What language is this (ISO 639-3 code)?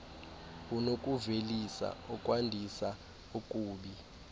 xho